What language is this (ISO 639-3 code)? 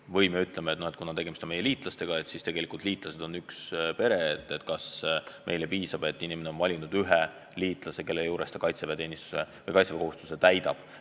est